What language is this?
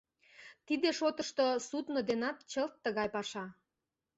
Mari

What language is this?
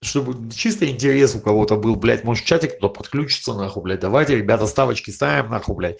Russian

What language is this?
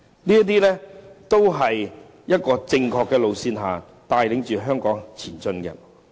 Cantonese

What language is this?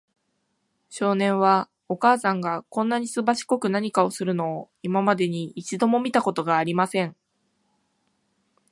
Japanese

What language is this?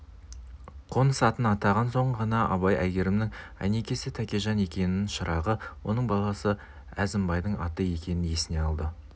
Kazakh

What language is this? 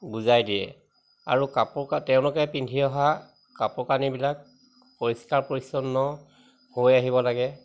Assamese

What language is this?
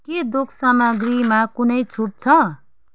Nepali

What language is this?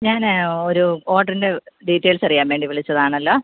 Malayalam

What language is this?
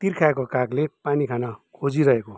Nepali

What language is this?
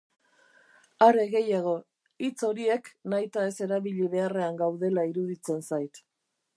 Basque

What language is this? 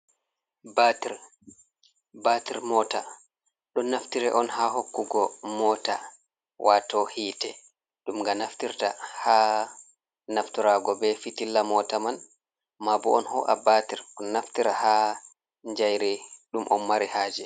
Fula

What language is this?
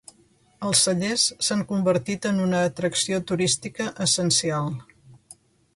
Catalan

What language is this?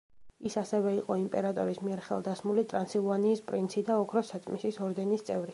Georgian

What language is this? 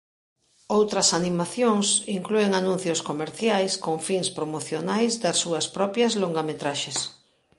Galician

